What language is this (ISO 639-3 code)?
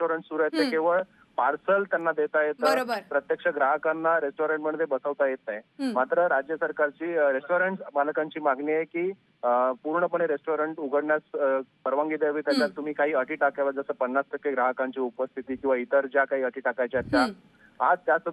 hin